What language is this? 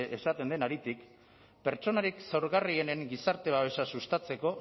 Basque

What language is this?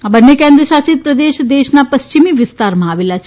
Gujarati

